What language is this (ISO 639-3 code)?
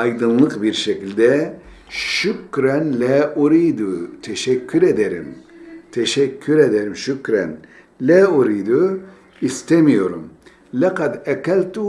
tur